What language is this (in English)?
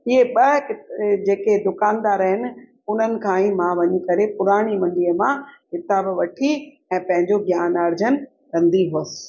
Sindhi